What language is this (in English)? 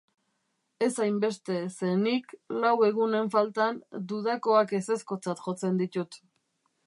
Basque